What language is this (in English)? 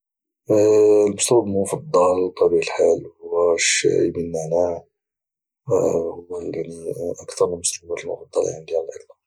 Moroccan Arabic